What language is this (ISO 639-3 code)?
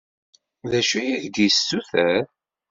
kab